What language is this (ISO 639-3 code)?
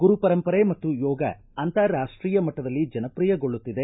kan